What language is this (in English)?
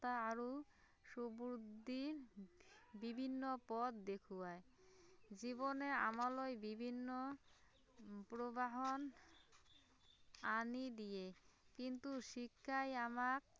Assamese